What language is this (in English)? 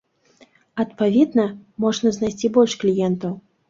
Belarusian